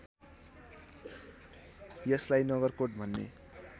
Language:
Nepali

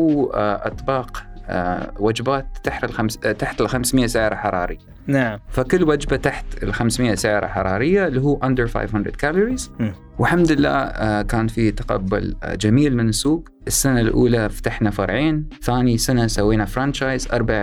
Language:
Arabic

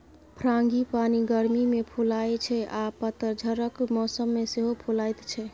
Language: Maithili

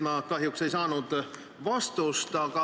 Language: Estonian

